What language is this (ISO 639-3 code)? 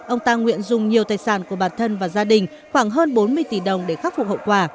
vie